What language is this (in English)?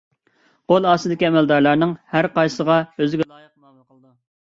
Uyghur